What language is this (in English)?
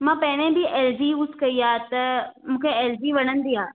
Sindhi